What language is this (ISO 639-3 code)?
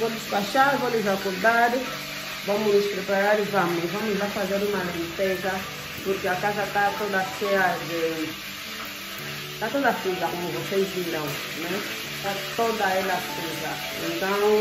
por